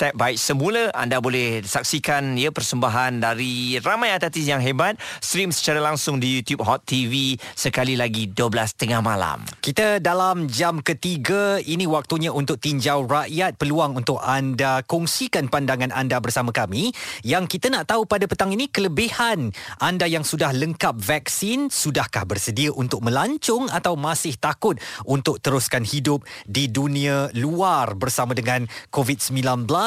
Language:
Malay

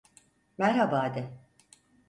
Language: Turkish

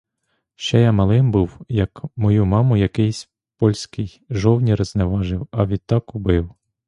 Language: Ukrainian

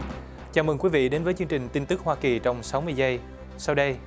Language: Vietnamese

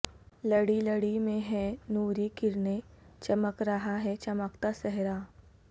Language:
Urdu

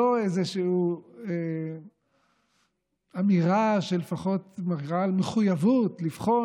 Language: Hebrew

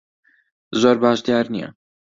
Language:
Central Kurdish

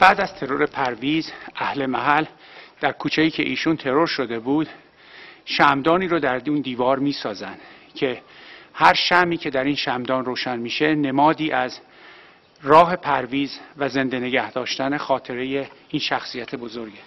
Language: Persian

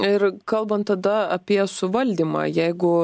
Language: Lithuanian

